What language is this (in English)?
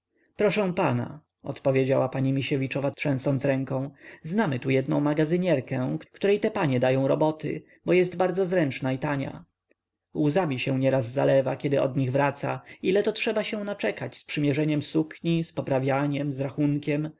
Polish